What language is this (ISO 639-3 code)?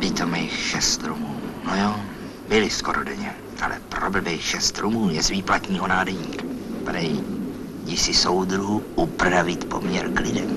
ces